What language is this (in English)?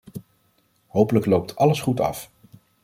Dutch